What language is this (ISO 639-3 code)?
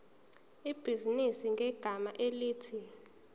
zul